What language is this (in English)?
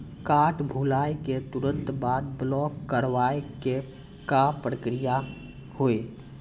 Maithili